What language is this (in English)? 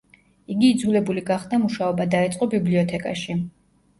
Georgian